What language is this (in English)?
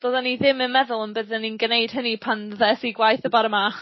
Welsh